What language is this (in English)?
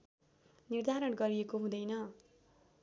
Nepali